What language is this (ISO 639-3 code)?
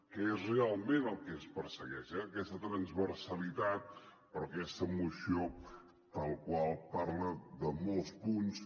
cat